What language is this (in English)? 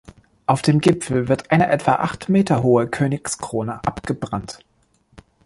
German